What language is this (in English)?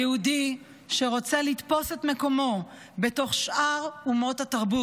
Hebrew